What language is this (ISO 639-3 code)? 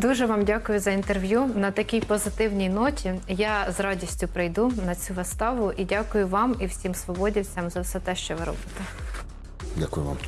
ukr